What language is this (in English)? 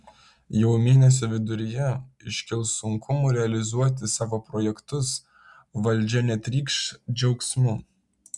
Lithuanian